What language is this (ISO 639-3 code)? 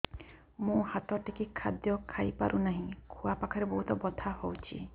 ori